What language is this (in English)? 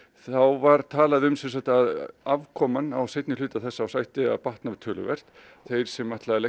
Icelandic